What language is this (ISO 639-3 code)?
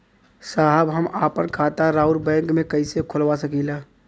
bho